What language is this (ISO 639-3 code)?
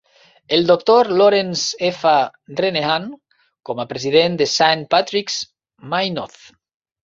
cat